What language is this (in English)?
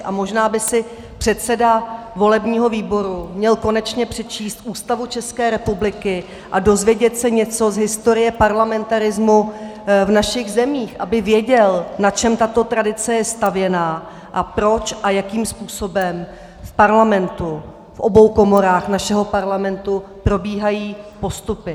Czech